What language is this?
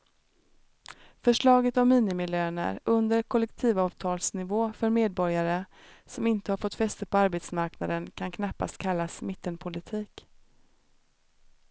Swedish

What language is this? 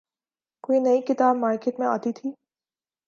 Urdu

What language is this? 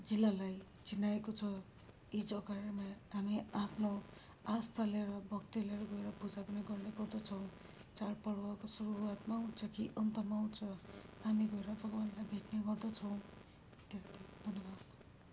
Nepali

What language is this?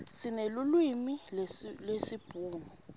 Swati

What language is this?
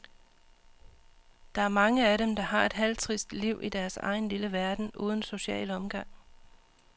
Danish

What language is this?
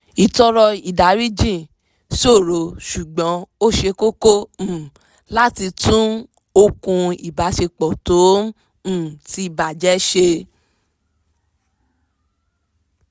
Yoruba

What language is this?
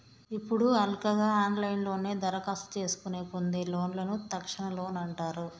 Telugu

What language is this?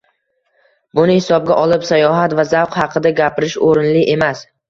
Uzbek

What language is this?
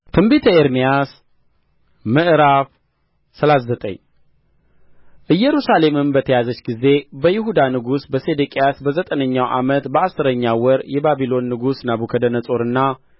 Amharic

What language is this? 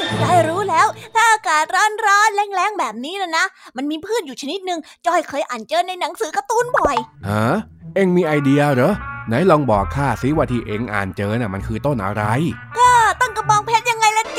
Thai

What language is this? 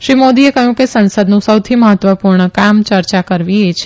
Gujarati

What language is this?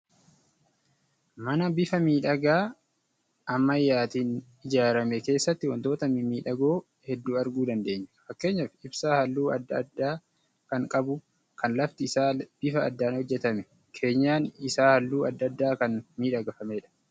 Oromo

